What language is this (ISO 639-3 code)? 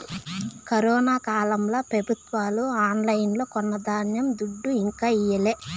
tel